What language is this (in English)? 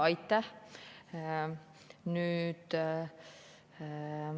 Estonian